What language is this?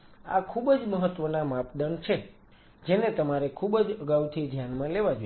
Gujarati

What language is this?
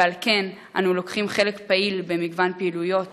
Hebrew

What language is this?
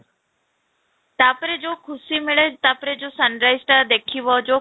Odia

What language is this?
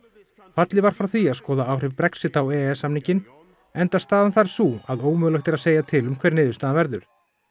Icelandic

